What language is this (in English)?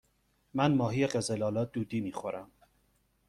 Persian